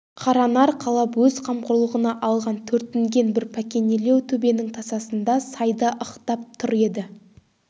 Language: Kazakh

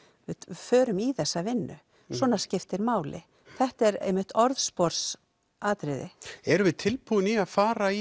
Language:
Icelandic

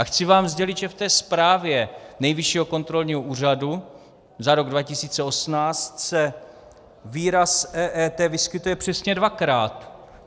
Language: Czech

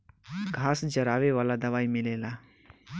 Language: Bhojpuri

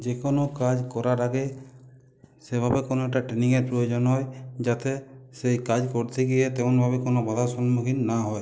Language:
Bangla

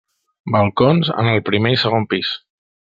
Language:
Catalan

